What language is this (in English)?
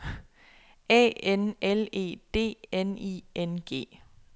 Danish